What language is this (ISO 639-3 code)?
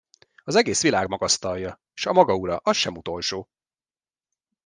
hun